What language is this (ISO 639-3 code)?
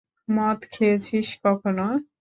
ben